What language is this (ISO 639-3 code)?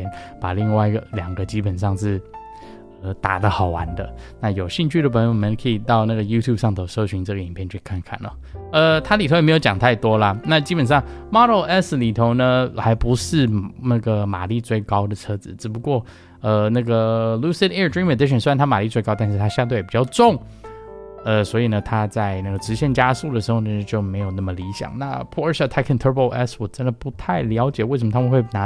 zho